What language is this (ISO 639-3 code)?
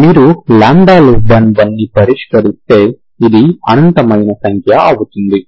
tel